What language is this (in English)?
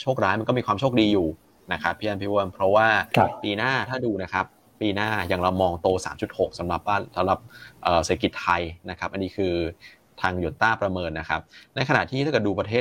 Thai